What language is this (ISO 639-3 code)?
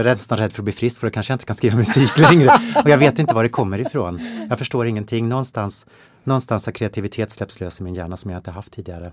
swe